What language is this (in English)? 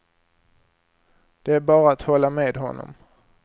Swedish